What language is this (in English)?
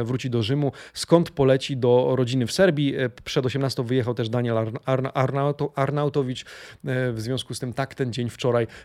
Polish